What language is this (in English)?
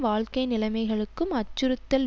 Tamil